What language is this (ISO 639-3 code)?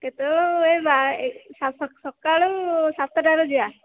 ori